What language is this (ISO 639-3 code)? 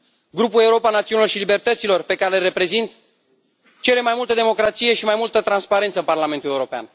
ron